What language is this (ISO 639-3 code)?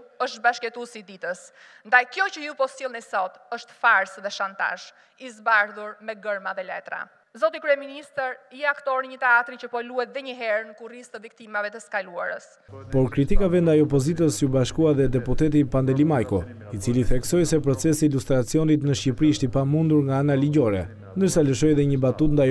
ron